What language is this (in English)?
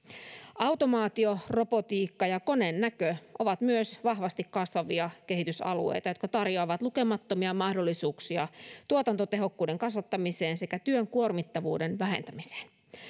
Finnish